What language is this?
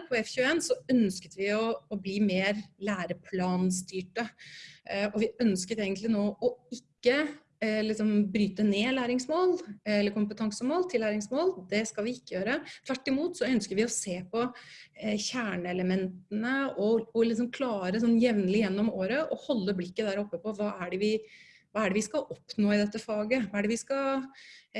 Norwegian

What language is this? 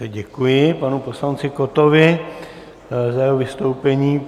Czech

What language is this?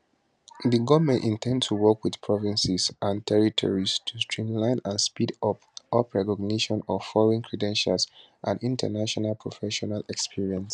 Nigerian Pidgin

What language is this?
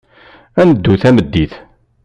Kabyle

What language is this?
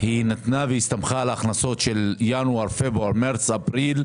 Hebrew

